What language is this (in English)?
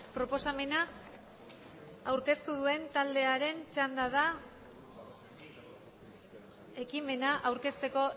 Basque